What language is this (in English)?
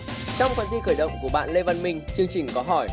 Vietnamese